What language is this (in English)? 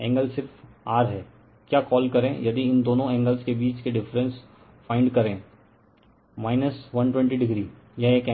Hindi